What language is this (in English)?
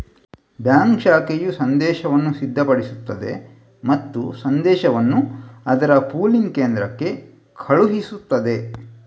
Kannada